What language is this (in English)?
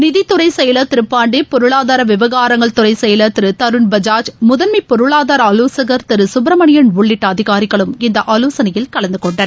Tamil